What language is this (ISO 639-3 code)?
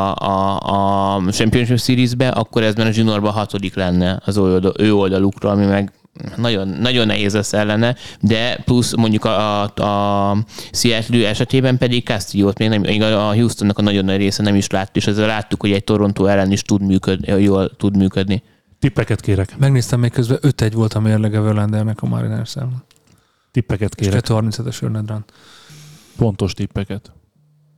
hun